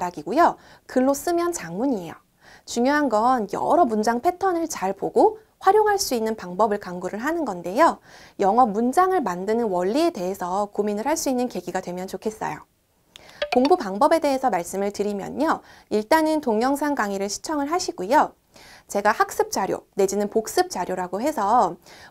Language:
Korean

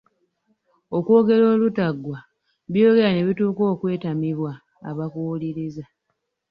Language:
Ganda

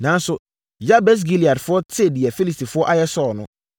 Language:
Akan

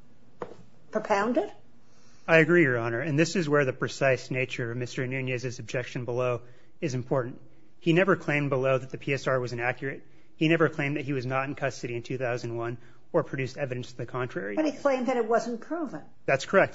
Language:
English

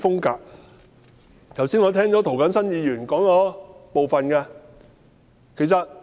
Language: Cantonese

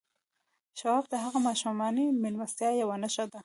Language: Pashto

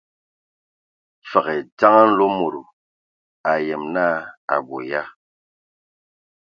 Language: Ewondo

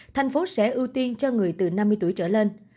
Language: Vietnamese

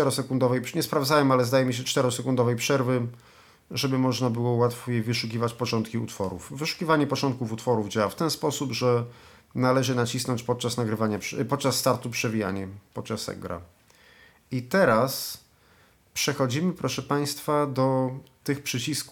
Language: Polish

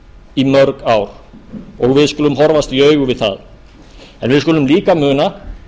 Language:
Icelandic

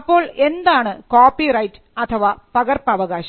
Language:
Malayalam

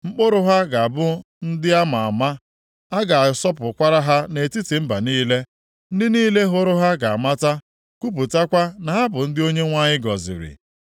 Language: Igbo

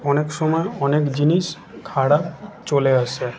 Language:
Bangla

